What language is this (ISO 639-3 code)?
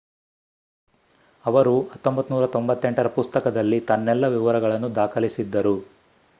kan